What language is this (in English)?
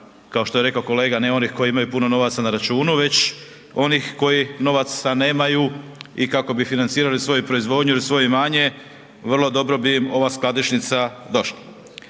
Croatian